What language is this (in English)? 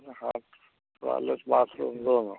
Hindi